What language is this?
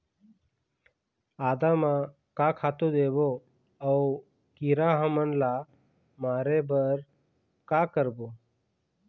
Chhattisgarhi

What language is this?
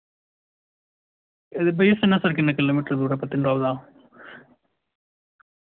Dogri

